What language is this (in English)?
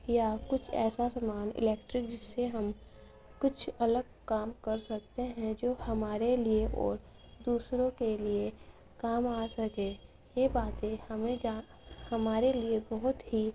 Urdu